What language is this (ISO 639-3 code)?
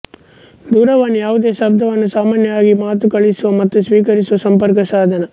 kan